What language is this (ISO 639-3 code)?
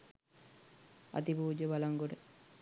sin